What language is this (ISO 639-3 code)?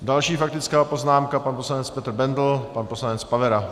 ces